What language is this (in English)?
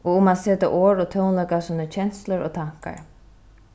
Faroese